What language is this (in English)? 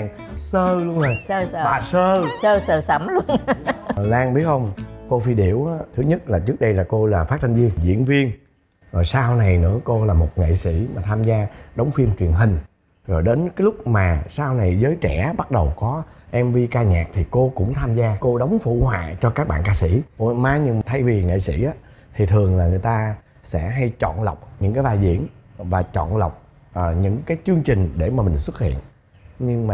Vietnamese